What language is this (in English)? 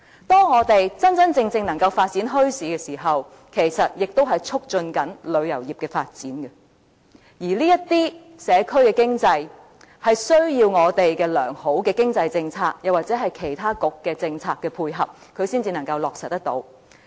Cantonese